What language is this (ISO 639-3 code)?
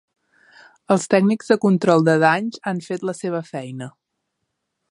cat